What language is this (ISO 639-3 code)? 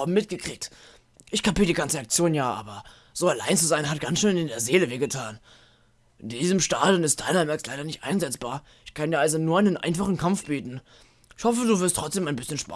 deu